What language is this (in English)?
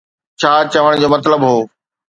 Sindhi